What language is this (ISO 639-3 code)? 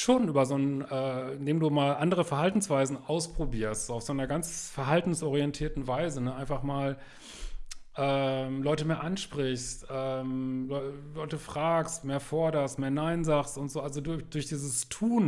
deu